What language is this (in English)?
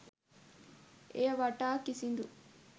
Sinhala